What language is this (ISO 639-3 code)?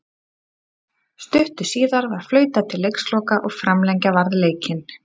isl